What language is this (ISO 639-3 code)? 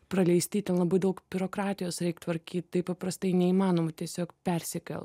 lit